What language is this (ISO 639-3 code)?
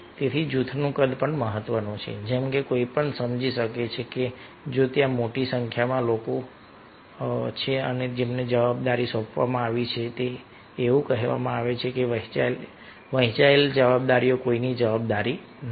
guj